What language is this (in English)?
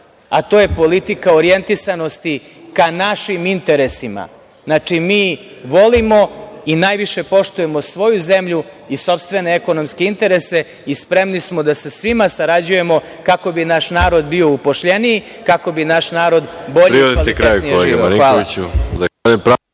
Serbian